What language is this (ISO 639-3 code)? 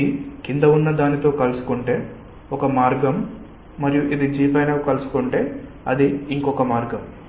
tel